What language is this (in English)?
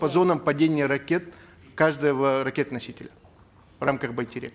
Kazakh